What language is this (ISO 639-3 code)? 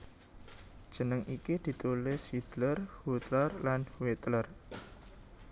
jav